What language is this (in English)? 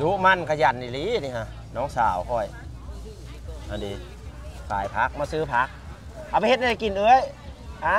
Thai